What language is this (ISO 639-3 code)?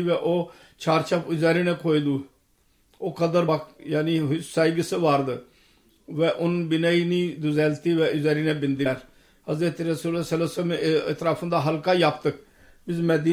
tur